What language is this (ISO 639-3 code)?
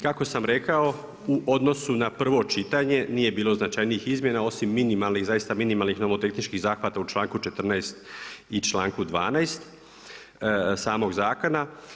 hrv